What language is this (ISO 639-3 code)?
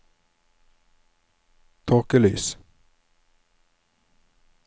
nor